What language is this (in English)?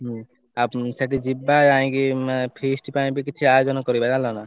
Odia